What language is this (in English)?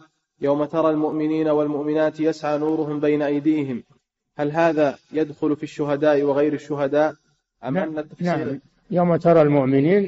Arabic